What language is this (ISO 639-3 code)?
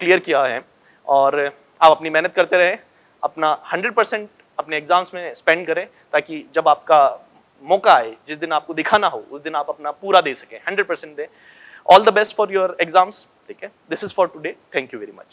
hin